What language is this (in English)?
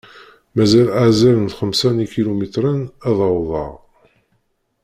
Kabyle